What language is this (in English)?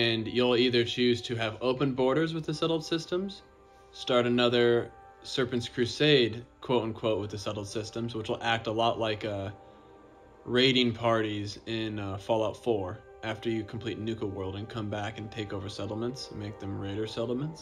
English